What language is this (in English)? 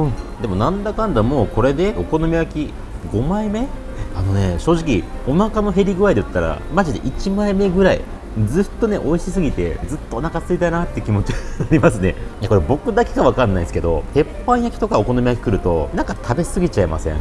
Japanese